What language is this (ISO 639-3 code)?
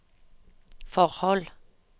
nor